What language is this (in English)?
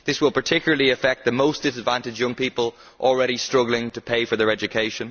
English